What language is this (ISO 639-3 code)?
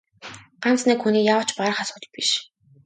mon